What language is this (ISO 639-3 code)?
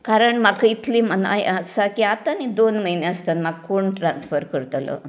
kok